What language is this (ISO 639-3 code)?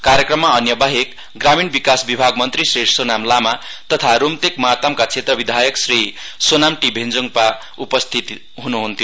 nep